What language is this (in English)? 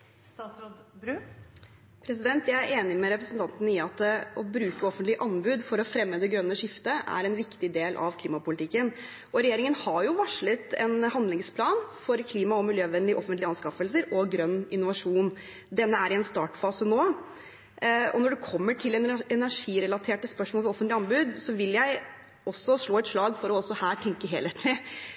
Norwegian Bokmål